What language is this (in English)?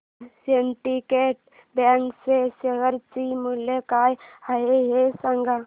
Marathi